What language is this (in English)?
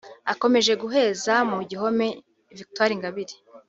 Kinyarwanda